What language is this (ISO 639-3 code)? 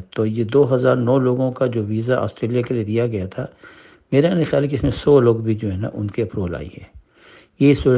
urd